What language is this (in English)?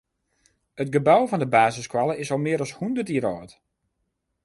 Western Frisian